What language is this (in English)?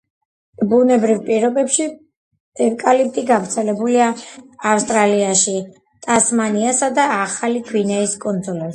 Georgian